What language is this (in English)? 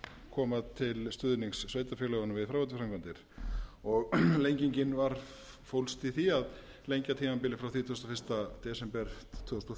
Icelandic